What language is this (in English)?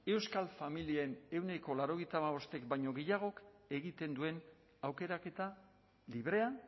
Basque